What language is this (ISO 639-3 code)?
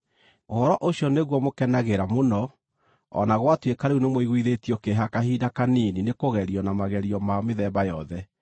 kik